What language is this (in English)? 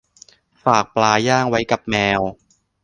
Thai